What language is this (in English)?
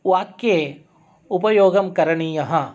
Sanskrit